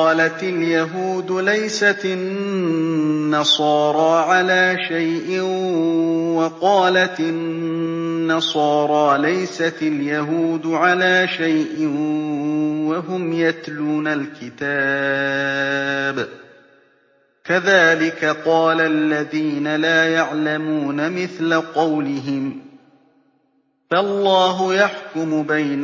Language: Arabic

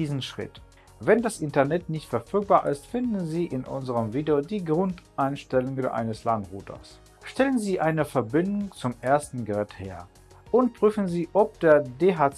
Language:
German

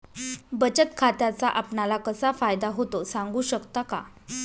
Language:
Marathi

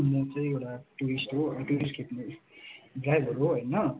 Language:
Nepali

